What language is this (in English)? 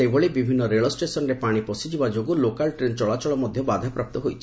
Odia